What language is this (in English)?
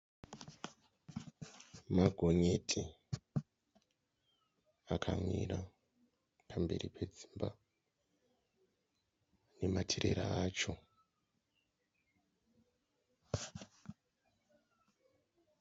Shona